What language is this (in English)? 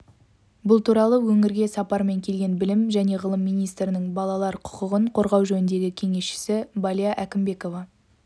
Kazakh